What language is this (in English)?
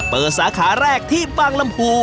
Thai